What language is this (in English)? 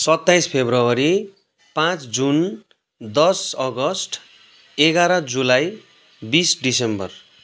Nepali